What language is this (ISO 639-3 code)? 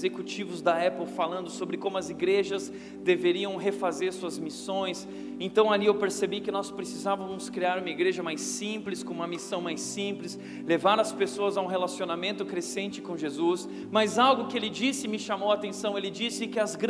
por